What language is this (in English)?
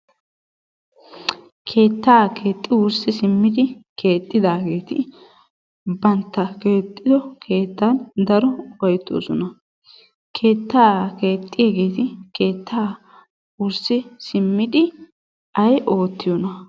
Wolaytta